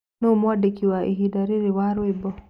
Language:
Kikuyu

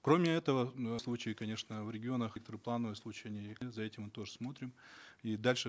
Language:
Kazakh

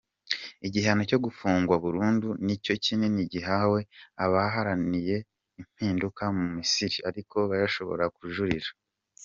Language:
Kinyarwanda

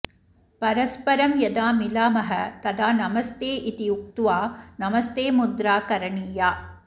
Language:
Sanskrit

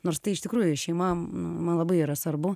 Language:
Lithuanian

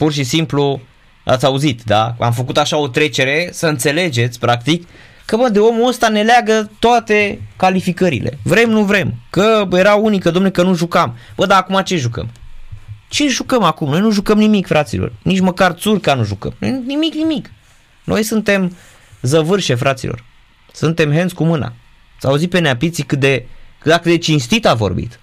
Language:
Romanian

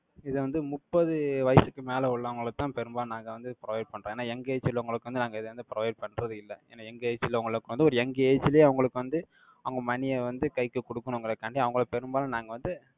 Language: Tamil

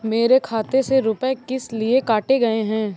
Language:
Hindi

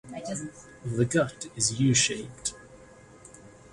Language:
English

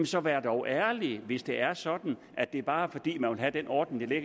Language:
Danish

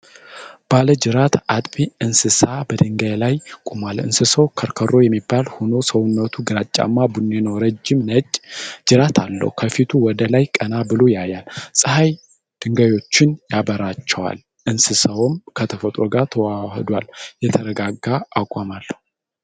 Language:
Amharic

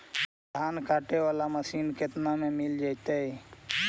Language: Magahi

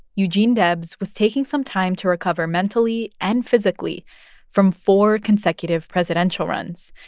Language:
English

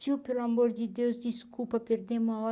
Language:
Portuguese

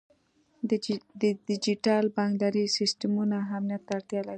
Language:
Pashto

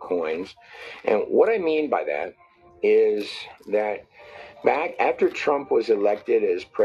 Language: English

